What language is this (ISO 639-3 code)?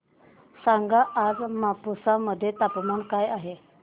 mar